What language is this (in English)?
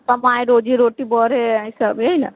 Maithili